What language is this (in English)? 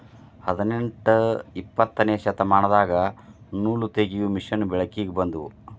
Kannada